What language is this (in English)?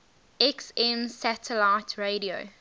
English